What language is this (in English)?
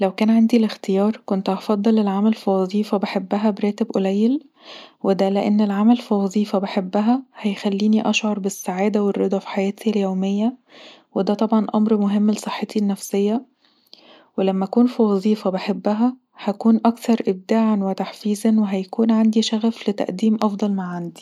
Egyptian Arabic